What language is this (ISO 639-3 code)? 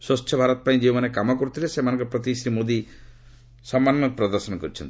ori